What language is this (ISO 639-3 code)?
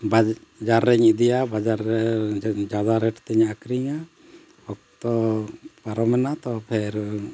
sat